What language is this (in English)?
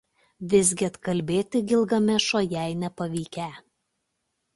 Lithuanian